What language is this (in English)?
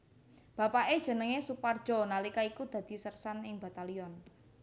Javanese